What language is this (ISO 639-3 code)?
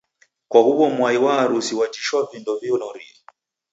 dav